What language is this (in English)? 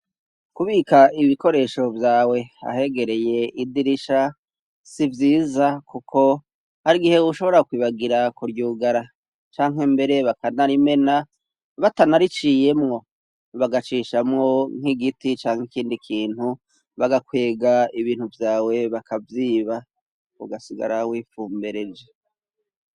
Rundi